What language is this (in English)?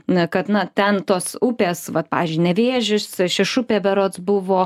Lithuanian